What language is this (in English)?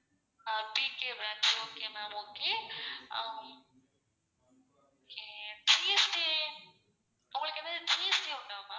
Tamil